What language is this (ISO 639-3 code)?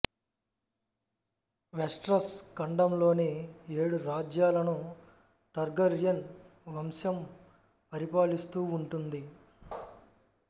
tel